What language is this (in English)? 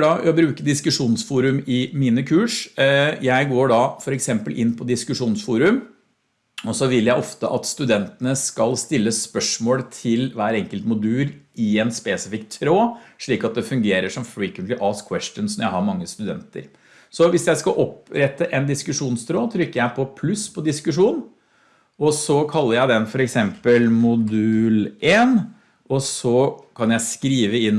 Norwegian